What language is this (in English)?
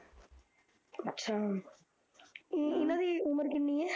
Punjabi